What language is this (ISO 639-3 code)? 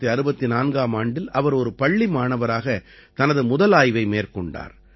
tam